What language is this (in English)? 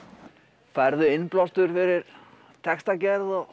Icelandic